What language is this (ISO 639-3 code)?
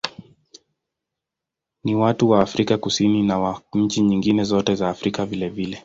swa